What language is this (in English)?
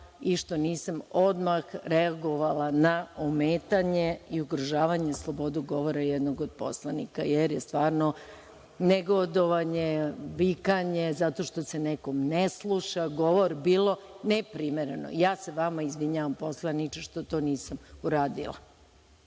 Serbian